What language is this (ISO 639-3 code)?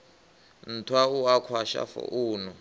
ven